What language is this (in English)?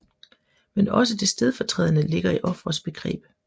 Danish